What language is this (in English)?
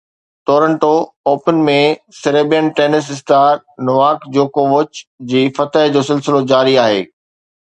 Sindhi